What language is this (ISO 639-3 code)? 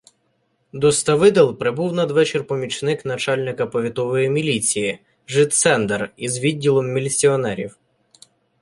ukr